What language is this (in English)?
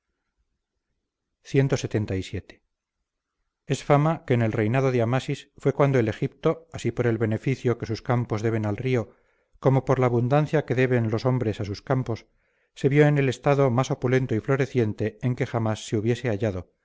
Spanish